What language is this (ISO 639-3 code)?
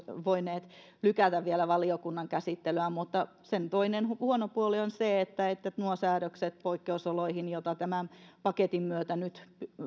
fin